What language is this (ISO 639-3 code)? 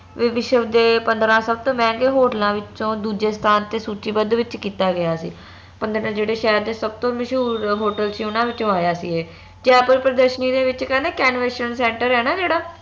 pan